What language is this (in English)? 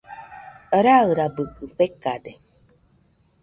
Nüpode Huitoto